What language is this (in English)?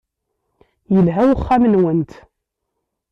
Kabyle